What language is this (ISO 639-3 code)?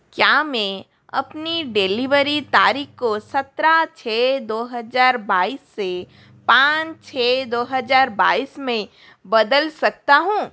hin